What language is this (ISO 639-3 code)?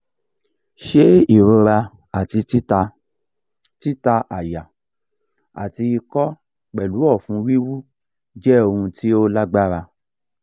yor